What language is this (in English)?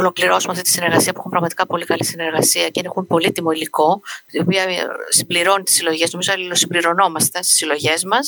Greek